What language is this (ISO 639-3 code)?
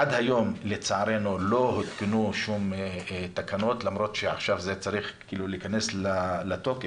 heb